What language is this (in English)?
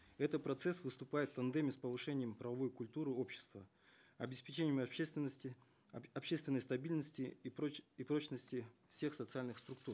Kazakh